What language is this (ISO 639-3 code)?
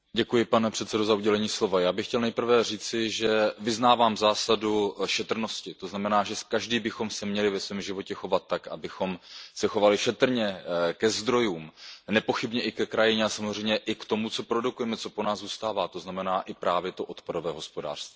ces